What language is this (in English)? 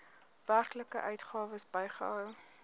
Afrikaans